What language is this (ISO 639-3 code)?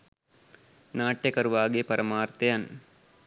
sin